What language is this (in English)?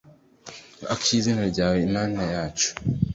Kinyarwanda